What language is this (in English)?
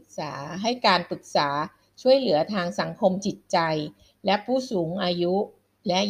Thai